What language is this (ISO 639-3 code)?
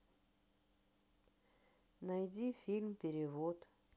rus